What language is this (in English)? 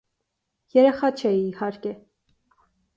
Armenian